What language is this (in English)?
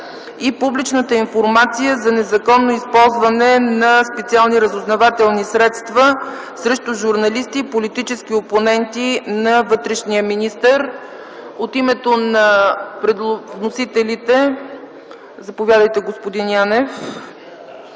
Bulgarian